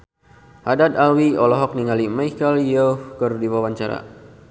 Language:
Sundanese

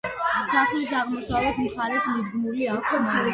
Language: Georgian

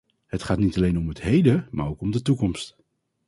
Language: Dutch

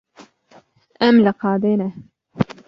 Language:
Kurdish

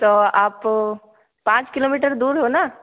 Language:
Hindi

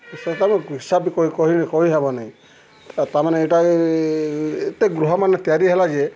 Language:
Odia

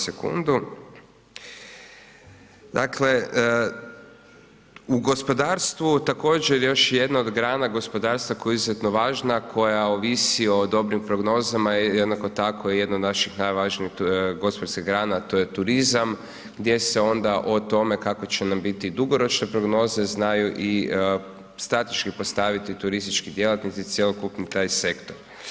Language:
Croatian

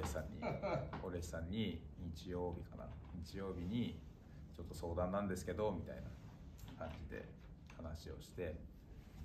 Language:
Japanese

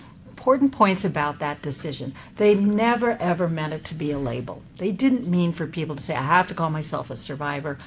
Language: English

